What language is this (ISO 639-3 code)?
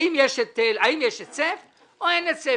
heb